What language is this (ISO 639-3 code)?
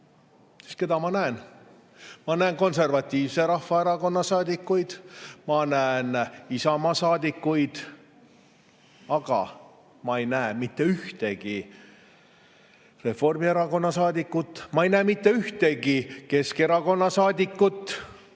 est